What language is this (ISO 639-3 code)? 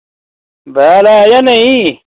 doi